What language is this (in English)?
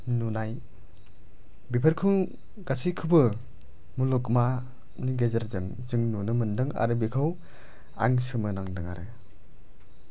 Bodo